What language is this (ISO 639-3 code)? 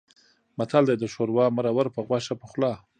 pus